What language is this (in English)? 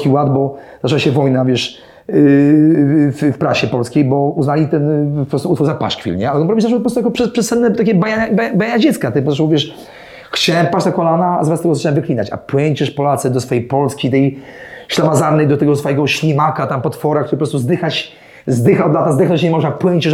Polish